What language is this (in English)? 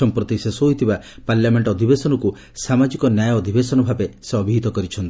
Odia